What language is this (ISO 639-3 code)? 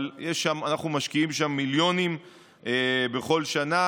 heb